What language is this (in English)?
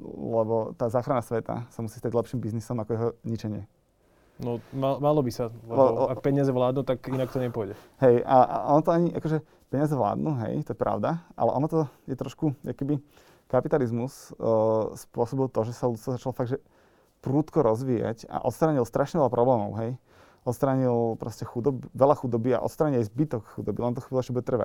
Slovak